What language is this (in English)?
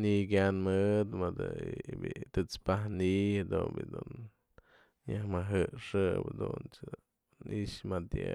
Mazatlán Mixe